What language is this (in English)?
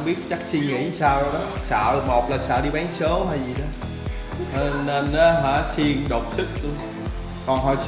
Vietnamese